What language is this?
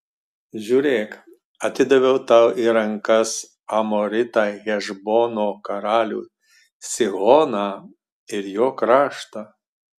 Lithuanian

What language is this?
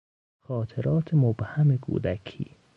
Persian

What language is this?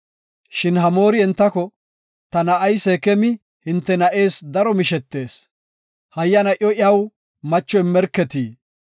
Gofa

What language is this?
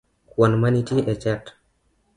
Luo (Kenya and Tanzania)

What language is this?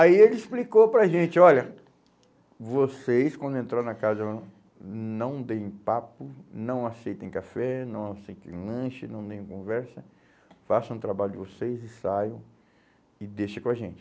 Portuguese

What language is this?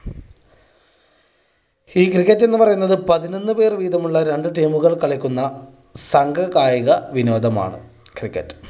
Malayalam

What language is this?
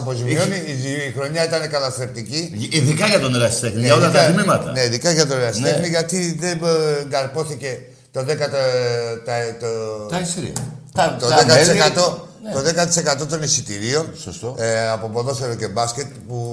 Greek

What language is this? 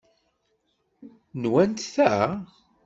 Kabyle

